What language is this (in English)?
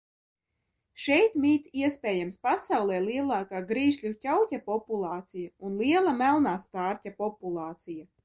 Latvian